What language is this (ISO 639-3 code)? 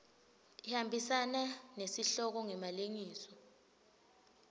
ssw